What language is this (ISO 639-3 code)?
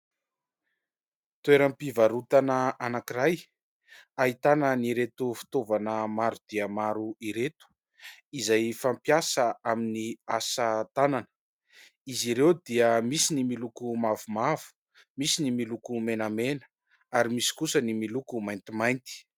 mlg